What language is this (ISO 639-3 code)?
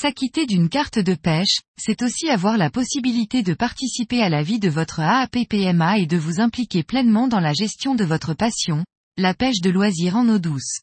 fra